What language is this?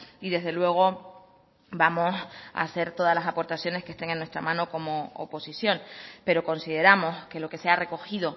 Spanish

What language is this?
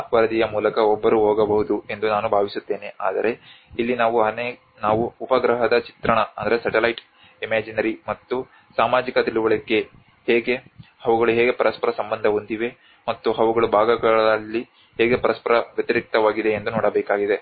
Kannada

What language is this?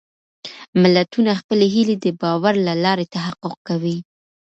Pashto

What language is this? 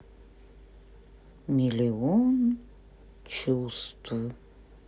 Russian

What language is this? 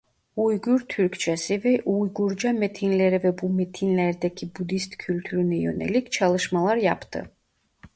Turkish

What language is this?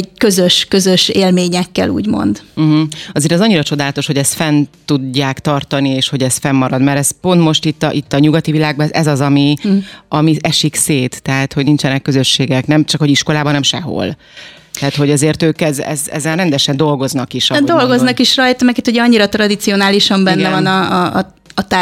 Hungarian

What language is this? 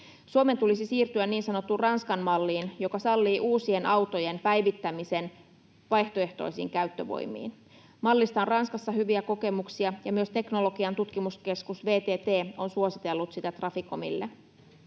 Finnish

